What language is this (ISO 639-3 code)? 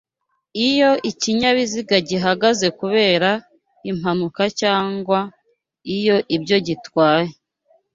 kin